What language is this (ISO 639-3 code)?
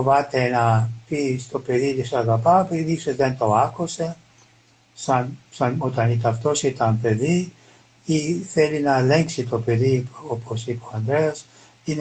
ell